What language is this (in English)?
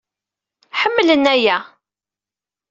Kabyle